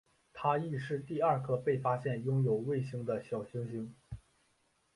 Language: Chinese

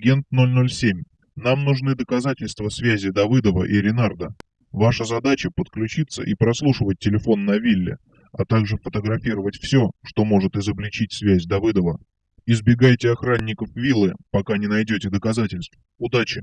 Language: Russian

